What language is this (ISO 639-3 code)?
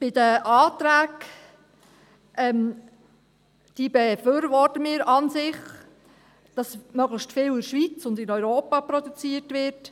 gsw